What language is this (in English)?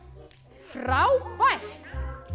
Icelandic